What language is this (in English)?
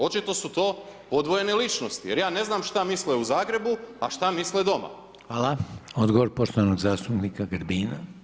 Croatian